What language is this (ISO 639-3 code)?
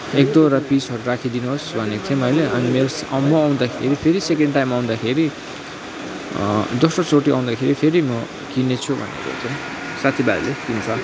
nep